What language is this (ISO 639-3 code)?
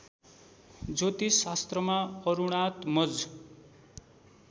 nep